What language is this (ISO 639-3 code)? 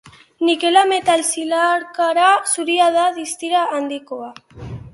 eus